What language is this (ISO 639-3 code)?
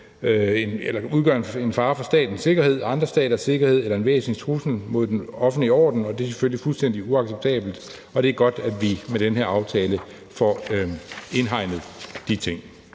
dan